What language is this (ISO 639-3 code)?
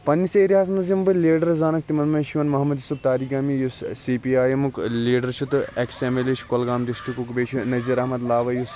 kas